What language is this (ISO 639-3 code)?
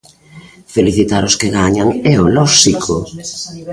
glg